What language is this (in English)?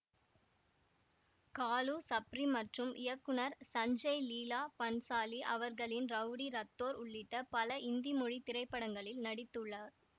Tamil